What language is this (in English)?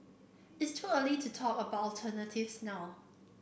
English